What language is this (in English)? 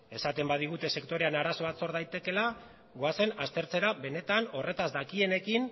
Basque